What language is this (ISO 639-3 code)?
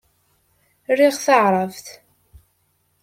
kab